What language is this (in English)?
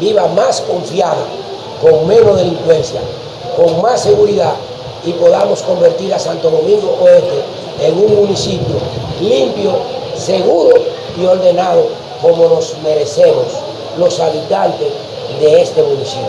Spanish